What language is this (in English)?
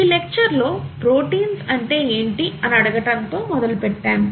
Telugu